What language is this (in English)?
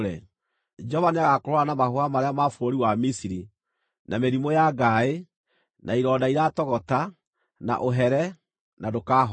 Kikuyu